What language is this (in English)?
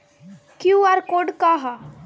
Bhojpuri